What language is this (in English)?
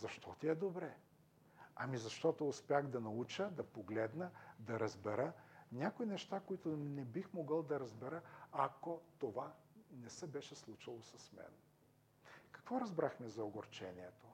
Bulgarian